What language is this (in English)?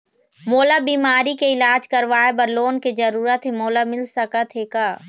Chhattisgarhi